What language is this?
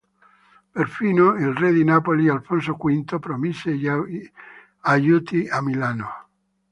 Italian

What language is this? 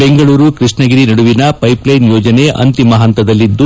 Kannada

